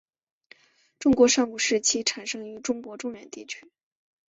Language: Chinese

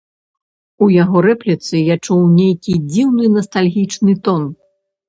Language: Belarusian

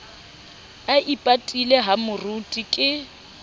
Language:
Southern Sotho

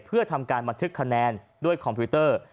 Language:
Thai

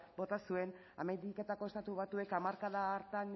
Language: Basque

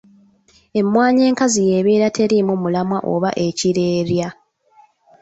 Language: Ganda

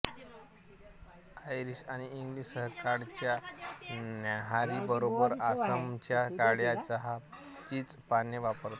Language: Marathi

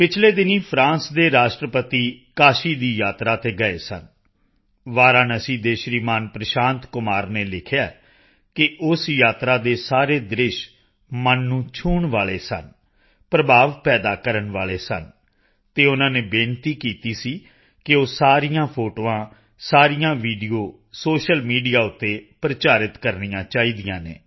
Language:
Punjabi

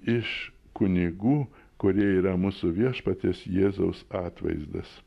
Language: Lithuanian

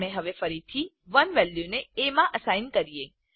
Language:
Gujarati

